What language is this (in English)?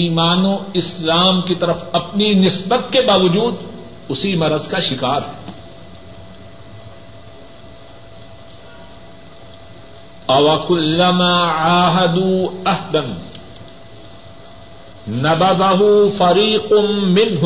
Urdu